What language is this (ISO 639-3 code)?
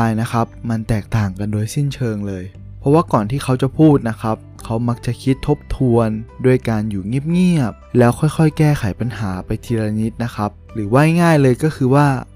tha